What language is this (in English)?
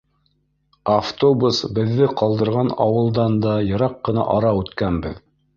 Bashkir